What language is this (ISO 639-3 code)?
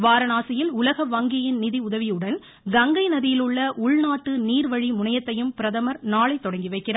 tam